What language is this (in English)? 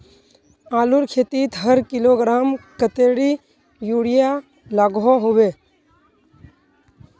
Magahi